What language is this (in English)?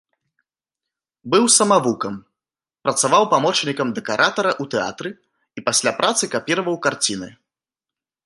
Belarusian